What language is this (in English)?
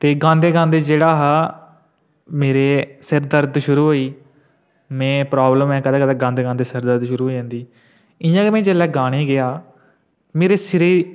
Dogri